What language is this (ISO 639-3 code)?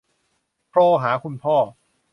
tha